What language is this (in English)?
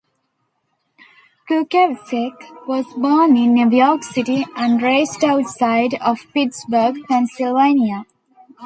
English